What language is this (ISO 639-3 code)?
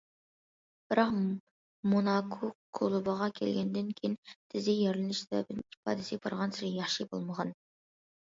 uig